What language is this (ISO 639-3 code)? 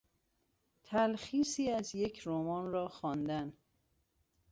fas